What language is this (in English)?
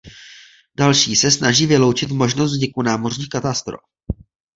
Czech